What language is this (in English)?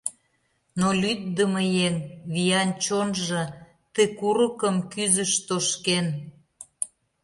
Mari